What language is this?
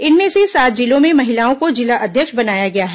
Hindi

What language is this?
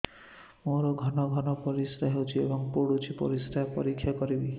Odia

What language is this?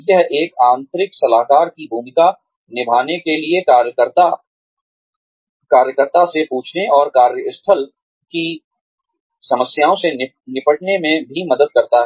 Hindi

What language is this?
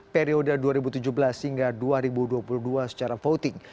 Indonesian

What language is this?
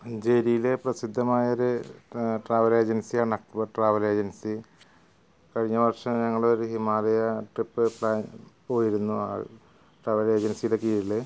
Malayalam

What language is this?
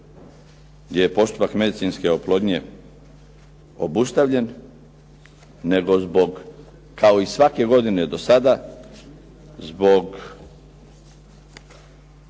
Croatian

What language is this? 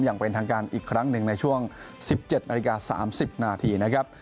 Thai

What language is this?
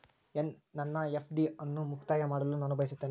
Kannada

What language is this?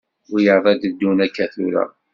Kabyle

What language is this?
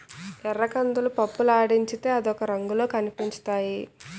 Telugu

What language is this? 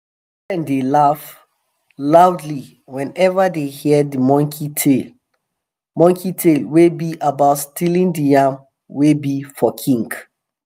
Nigerian Pidgin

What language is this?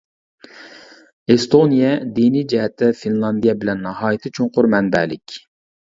Uyghur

